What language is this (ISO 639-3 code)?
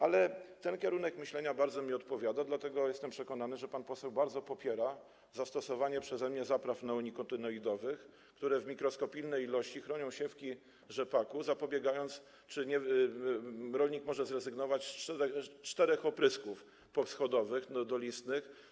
pol